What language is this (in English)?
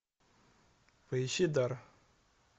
Russian